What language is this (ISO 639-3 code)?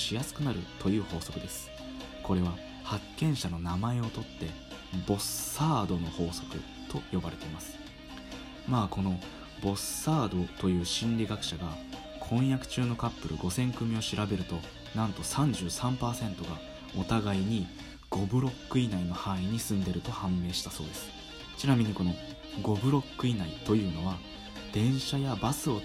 jpn